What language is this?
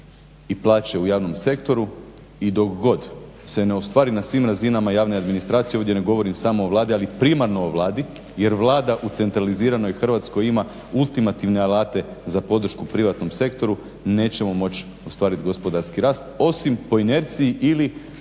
Croatian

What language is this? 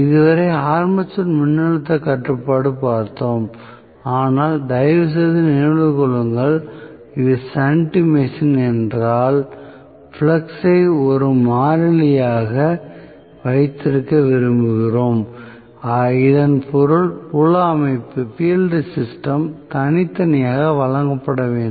Tamil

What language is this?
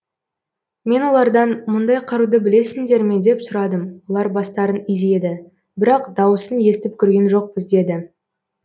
Kazakh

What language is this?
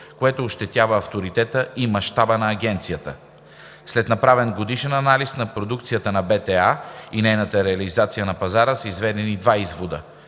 Bulgarian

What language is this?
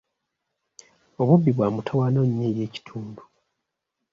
Ganda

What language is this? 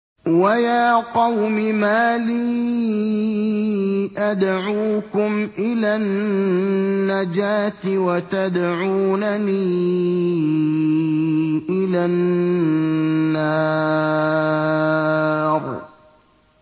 Arabic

